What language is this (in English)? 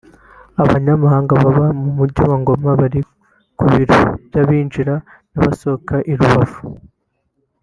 Kinyarwanda